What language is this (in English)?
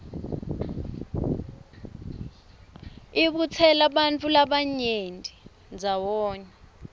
Swati